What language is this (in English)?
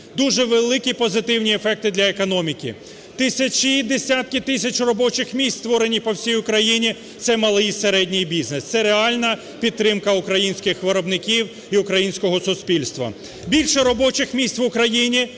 Ukrainian